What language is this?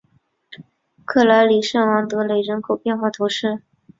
Chinese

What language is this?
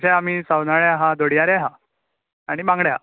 Konkani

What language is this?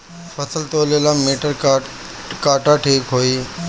Bhojpuri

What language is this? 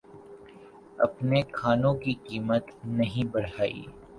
Urdu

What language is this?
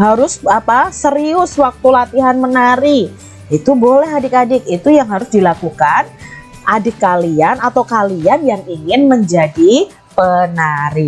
Indonesian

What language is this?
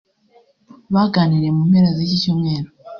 Kinyarwanda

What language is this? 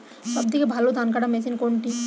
Bangla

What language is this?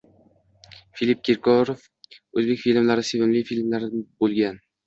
Uzbek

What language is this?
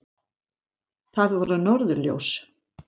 Icelandic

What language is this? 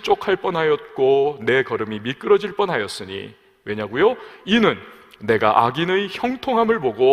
Korean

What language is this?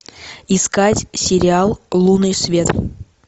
Russian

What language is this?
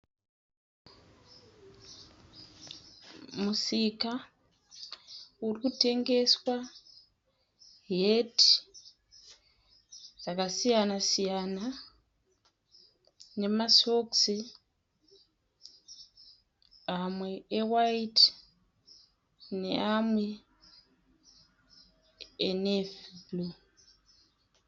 Shona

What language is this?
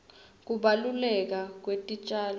Swati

